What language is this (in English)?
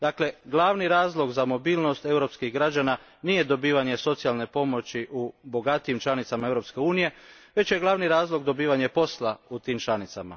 Croatian